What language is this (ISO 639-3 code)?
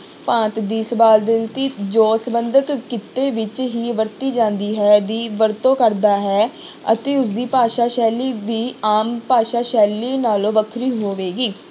pan